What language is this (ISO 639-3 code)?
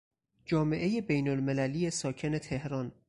fas